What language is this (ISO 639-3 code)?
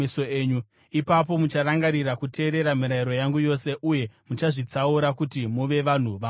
sna